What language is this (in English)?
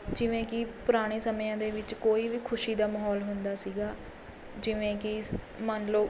Punjabi